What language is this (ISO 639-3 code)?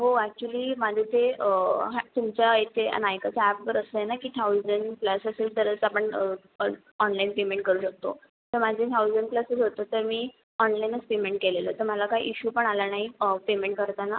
mar